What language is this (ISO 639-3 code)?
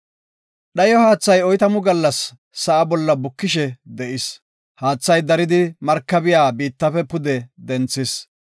gof